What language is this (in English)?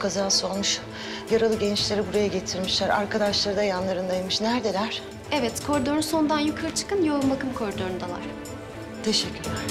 Turkish